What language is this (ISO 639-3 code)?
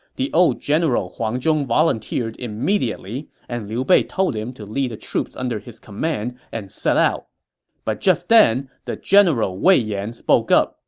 eng